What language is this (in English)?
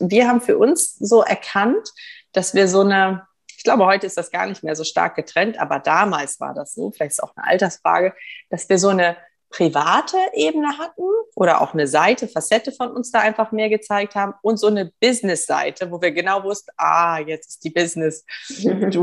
German